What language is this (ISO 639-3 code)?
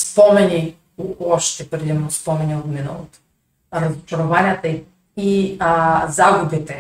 bul